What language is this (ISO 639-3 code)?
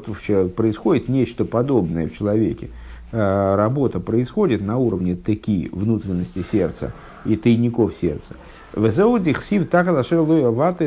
rus